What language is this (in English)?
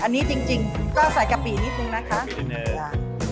Thai